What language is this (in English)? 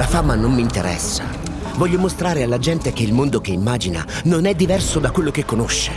Italian